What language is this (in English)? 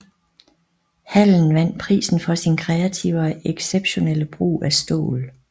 Danish